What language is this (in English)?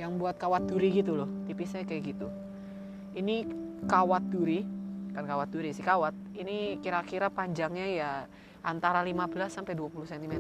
Indonesian